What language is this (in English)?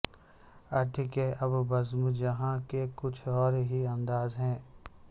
Urdu